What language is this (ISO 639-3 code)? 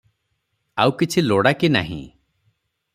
ori